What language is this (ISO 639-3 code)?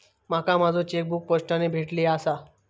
mar